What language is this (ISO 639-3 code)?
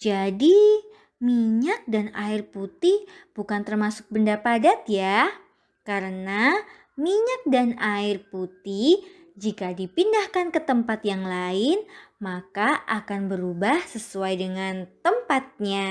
ind